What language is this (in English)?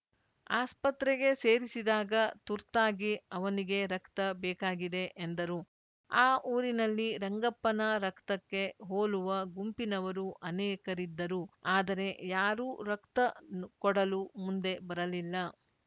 Kannada